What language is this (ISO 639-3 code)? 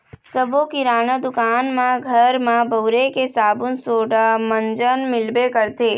hne